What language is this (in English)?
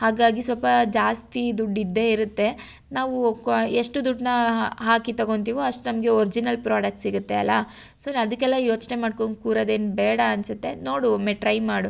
Kannada